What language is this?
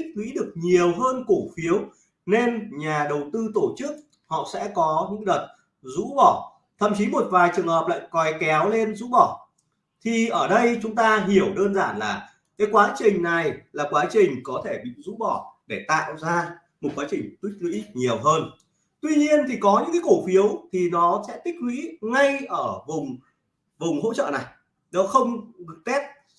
Vietnamese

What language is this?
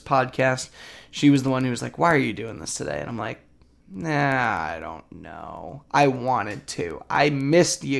English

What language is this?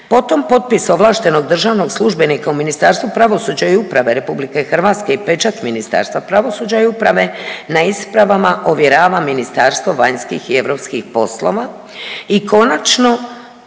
Croatian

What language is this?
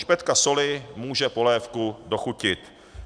Czech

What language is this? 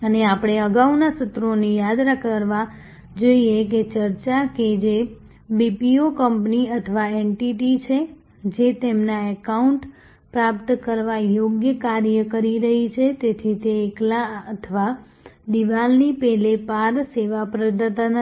Gujarati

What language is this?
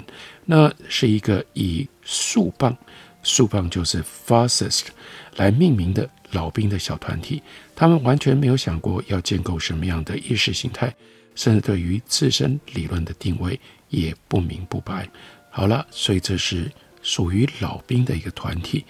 Chinese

